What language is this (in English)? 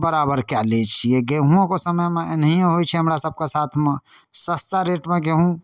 Maithili